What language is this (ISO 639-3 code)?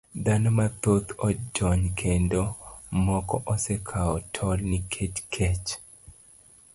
luo